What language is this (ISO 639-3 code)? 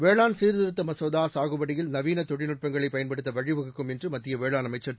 tam